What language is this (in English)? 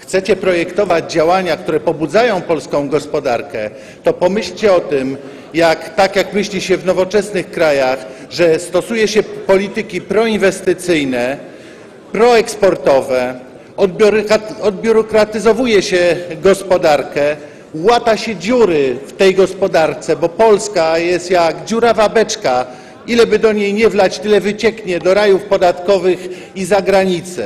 Polish